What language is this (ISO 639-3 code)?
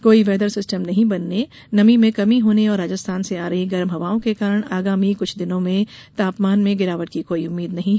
hin